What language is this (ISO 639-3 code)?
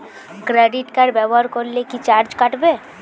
ben